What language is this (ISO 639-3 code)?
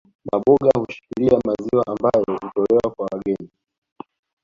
swa